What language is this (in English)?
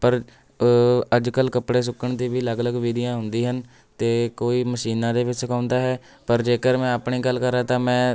Punjabi